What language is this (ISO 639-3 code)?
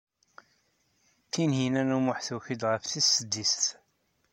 kab